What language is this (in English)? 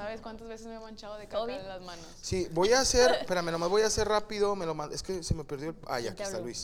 Spanish